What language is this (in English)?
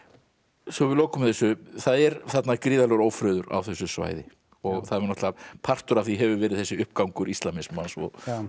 Icelandic